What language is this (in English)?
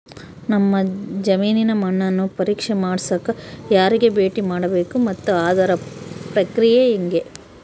Kannada